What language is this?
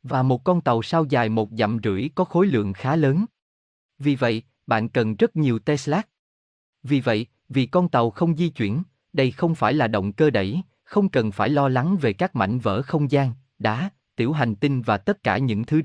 Vietnamese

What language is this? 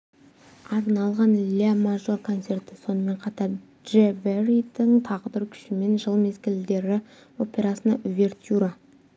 Kazakh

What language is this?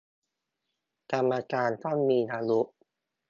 Thai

